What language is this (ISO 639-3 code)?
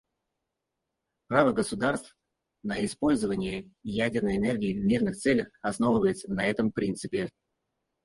rus